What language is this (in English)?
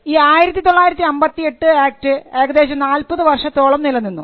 Malayalam